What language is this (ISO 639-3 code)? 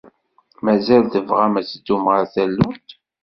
kab